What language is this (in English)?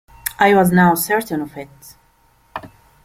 English